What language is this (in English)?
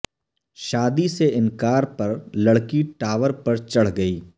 Urdu